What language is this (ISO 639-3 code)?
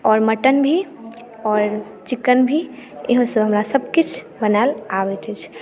mai